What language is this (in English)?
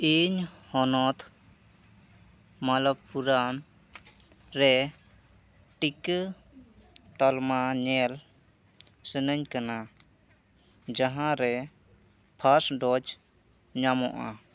Santali